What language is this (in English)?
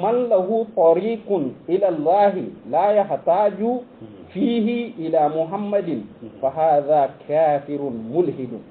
Arabic